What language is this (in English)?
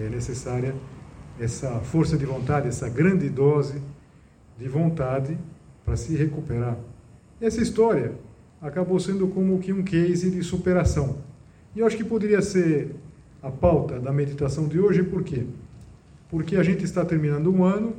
Portuguese